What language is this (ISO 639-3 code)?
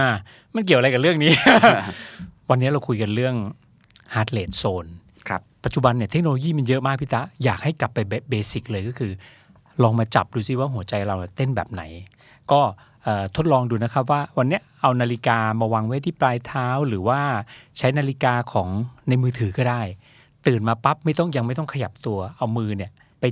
tha